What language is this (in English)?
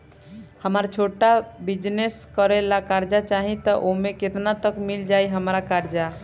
Bhojpuri